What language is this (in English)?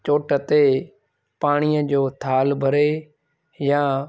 Sindhi